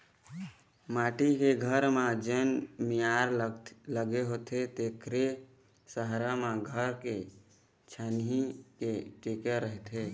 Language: Chhattisgarhi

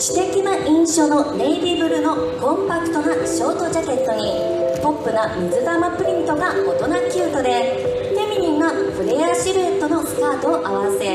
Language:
Japanese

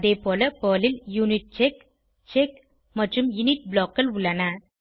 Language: Tamil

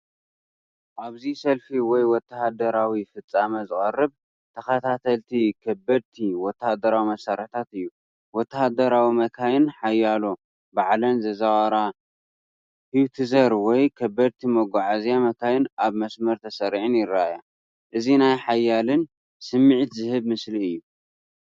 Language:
Tigrinya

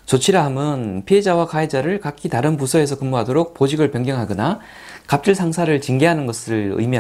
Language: Korean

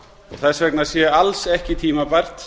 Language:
Icelandic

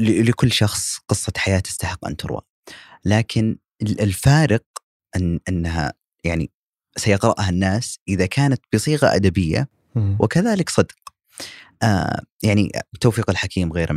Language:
Arabic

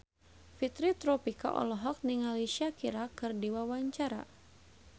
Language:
Sundanese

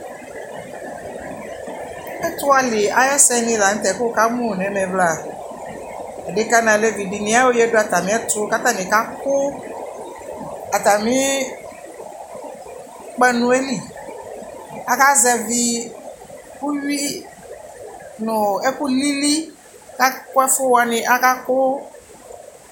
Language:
Ikposo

